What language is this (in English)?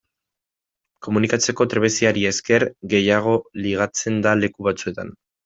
Basque